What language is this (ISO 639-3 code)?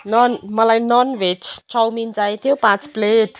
nep